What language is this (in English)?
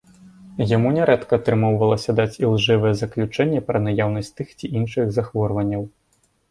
Belarusian